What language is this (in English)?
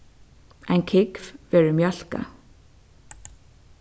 Faroese